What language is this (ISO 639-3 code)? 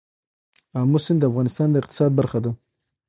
pus